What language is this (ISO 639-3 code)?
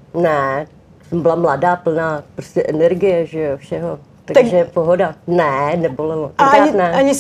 ces